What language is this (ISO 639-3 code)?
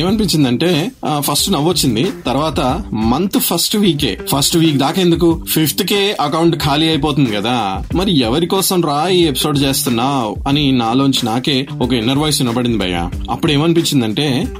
tel